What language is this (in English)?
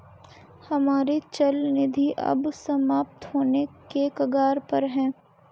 Hindi